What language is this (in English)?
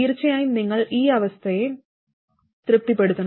Malayalam